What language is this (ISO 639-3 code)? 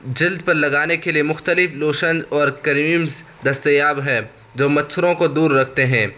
urd